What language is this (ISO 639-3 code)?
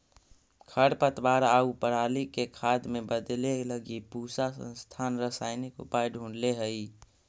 mag